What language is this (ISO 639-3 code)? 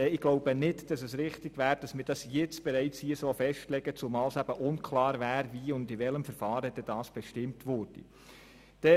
gsw